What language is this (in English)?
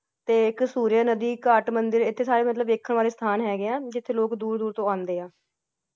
Punjabi